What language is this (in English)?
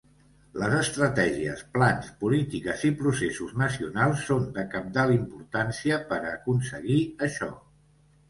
Catalan